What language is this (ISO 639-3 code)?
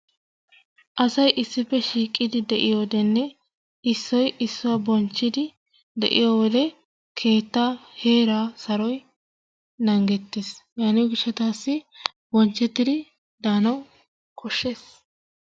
wal